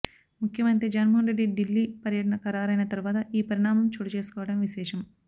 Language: Telugu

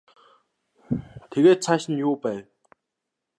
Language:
Mongolian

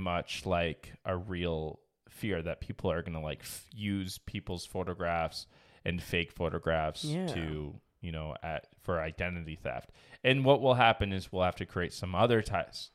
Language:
English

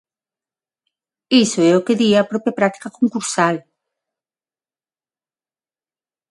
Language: Galician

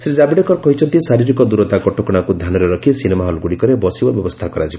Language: Odia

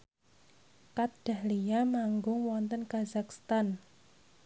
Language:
Javanese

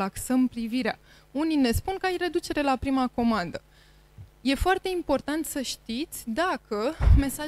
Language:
Romanian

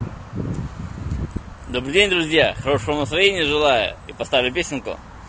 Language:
Russian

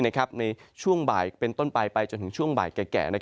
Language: Thai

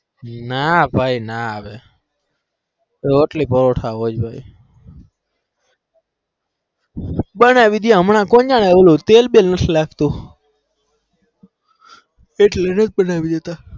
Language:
Gujarati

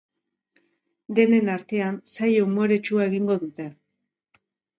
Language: Basque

